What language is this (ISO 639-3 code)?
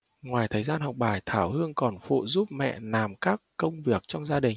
vie